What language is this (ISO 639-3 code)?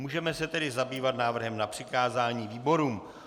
ces